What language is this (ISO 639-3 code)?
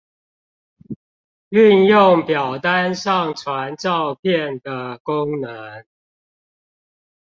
zho